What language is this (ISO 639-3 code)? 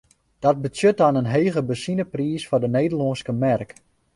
fry